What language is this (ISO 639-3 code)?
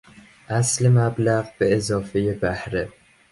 fas